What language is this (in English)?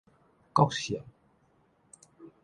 Min Nan Chinese